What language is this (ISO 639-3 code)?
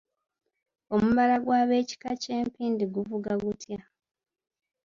lug